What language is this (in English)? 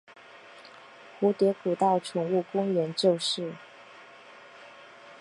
Chinese